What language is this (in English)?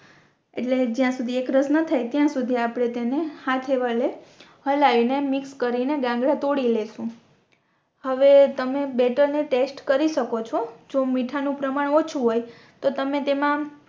Gujarati